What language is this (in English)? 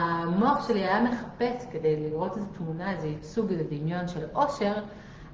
Hebrew